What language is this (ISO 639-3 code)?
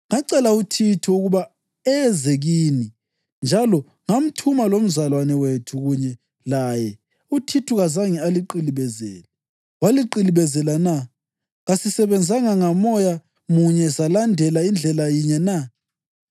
nde